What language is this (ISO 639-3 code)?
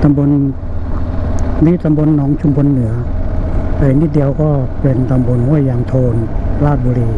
tha